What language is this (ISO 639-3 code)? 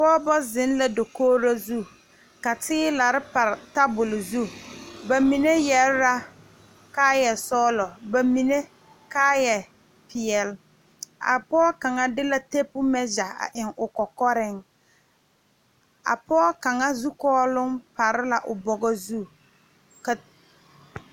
dga